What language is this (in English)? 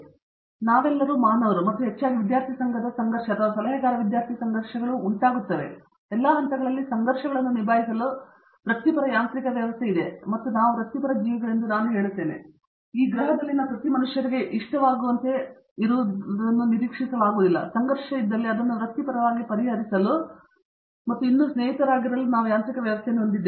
Kannada